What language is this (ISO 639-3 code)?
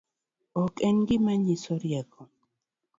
luo